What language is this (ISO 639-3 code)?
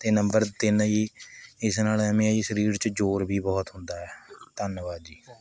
pan